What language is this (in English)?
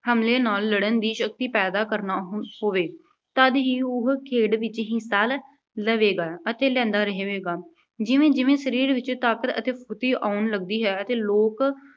Punjabi